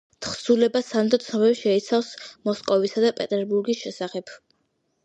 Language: Georgian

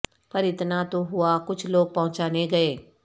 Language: Urdu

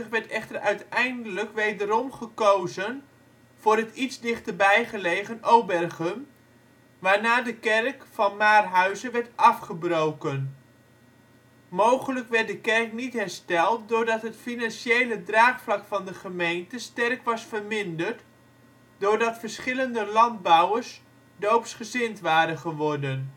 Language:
Dutch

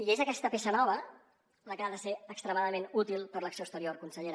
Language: Catalan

